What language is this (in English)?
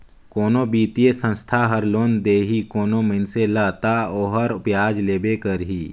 Chhattisgarhi